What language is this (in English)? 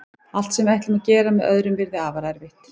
Icelandic